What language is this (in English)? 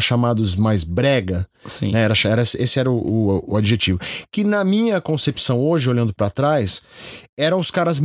Portuguese